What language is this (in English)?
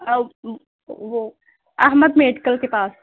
Urdu